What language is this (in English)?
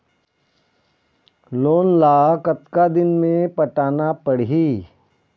Chhattisgarhi